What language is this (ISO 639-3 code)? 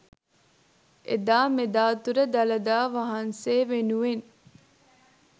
sin